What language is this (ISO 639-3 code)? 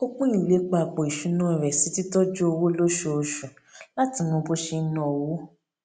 yor